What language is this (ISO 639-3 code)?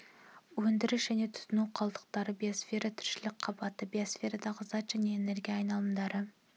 kaz